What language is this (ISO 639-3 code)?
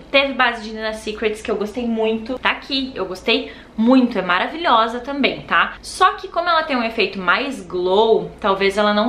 por